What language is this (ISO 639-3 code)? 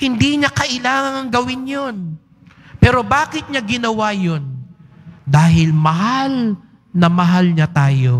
fil